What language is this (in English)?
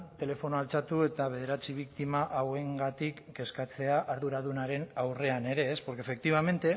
Basque